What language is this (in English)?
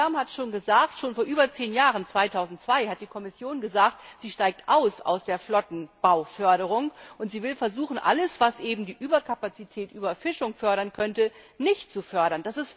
German